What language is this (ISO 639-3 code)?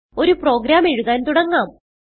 mal